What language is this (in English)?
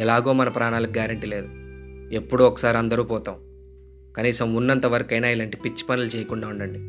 Telugu